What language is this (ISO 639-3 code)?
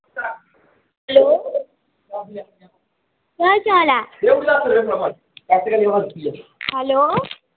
doi